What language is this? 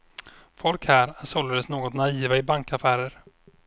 Swedish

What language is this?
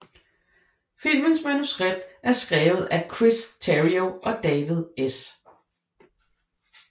Danish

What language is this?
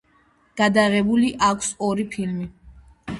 Georgian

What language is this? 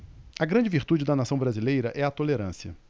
Portuguese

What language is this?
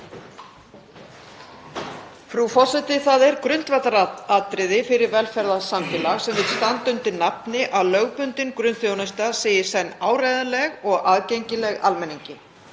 Icelandic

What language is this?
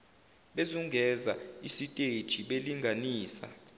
Zulu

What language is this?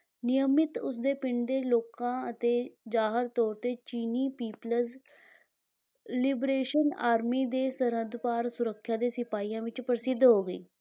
Punjabi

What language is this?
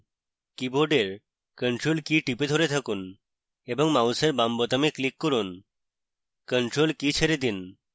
Bangla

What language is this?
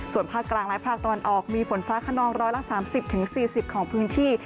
Thai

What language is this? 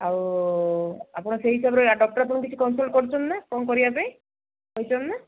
Odia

